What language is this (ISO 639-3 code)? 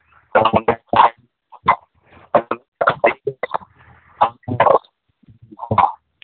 mni